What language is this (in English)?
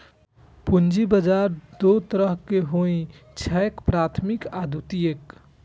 Maithili